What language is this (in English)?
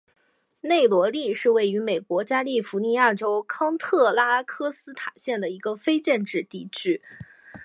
Chinese